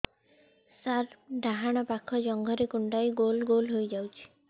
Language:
Odia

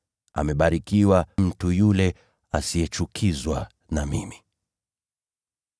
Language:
Swahili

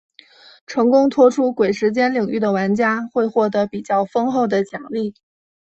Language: Chinese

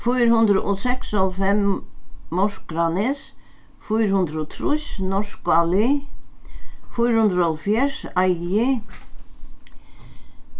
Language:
Faroese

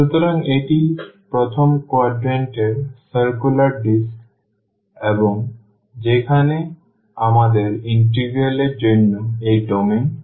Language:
Bangla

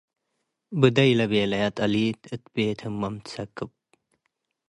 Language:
Tigre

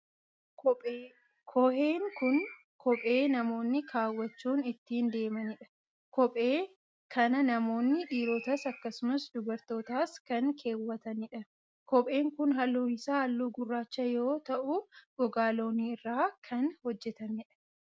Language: Oromo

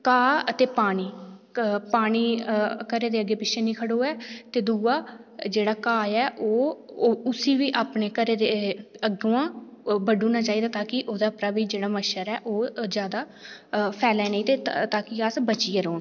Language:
Dogri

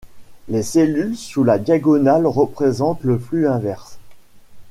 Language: French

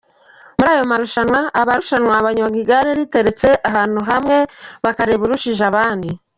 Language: Kinyarwanda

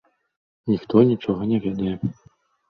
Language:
Belarusian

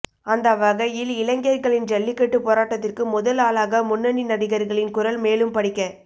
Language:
Tamil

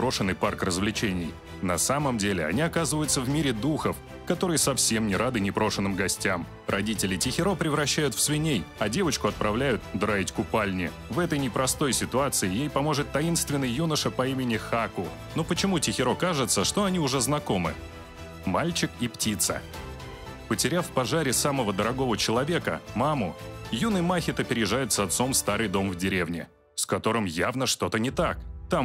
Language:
Russian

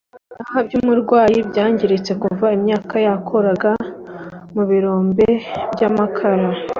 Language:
Kinyarwanda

